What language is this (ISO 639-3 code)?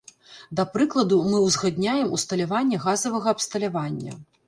bel